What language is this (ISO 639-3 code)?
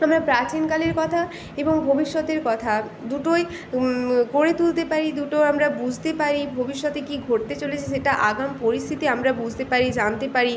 ben